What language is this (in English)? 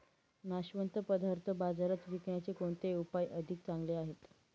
Marathi